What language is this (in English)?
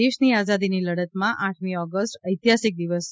Gujarati